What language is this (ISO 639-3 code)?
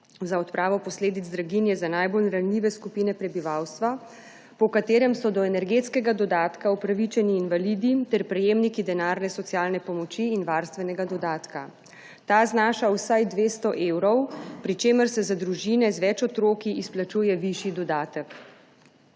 slv